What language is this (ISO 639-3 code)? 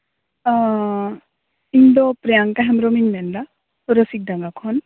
sat